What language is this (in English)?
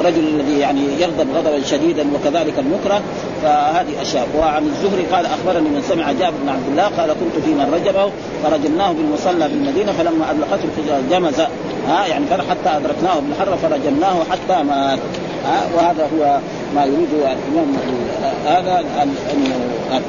Arabic